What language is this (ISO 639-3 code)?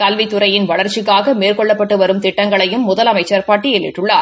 tam